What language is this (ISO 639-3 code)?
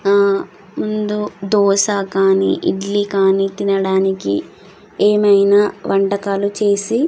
tel